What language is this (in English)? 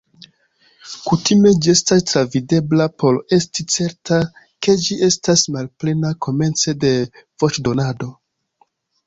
Esperanto